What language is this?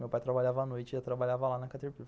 Portuguese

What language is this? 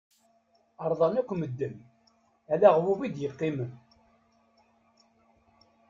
Kabyle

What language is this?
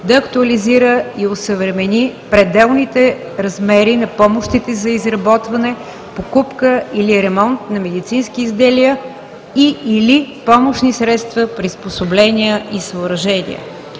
Bulgarian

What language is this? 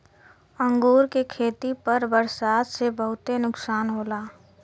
Bhojpuri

